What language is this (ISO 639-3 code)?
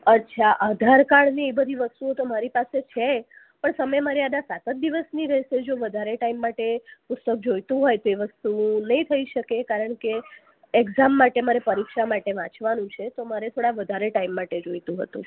guj